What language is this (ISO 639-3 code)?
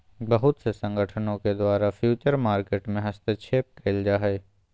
mag